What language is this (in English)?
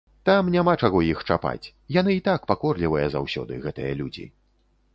Belarusian